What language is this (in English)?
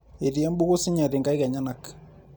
Masai